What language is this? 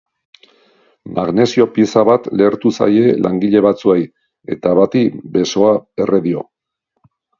Basque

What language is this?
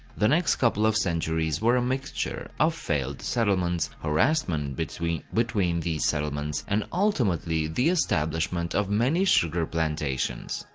English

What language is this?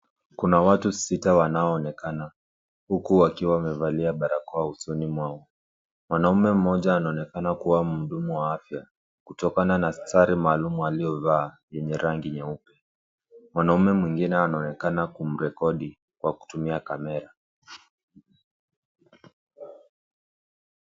Swahili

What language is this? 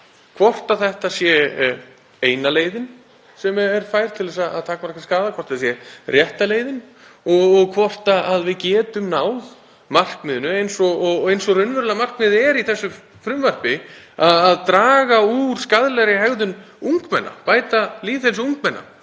Icelandic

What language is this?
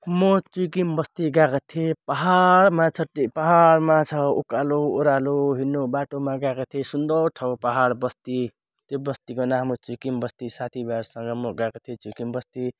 Nepali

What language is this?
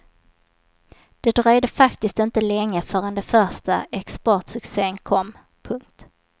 Swedish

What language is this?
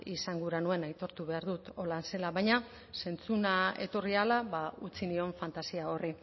Basque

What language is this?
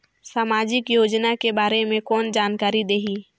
Chhattisgarhi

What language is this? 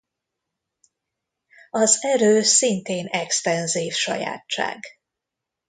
Hungarian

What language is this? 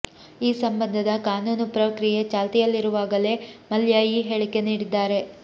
Kannada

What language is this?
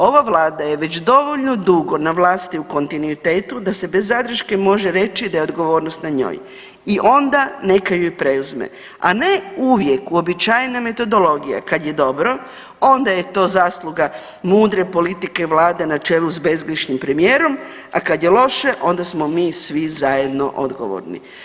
Croatian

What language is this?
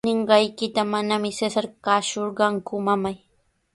Sihuas Ancash Quechua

